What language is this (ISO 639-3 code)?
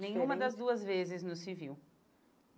por